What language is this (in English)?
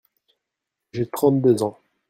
French